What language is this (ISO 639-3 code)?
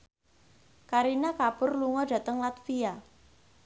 jav